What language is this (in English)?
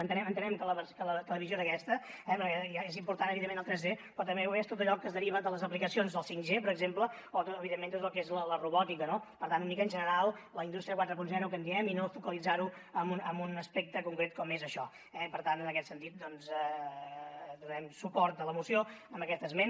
Catalan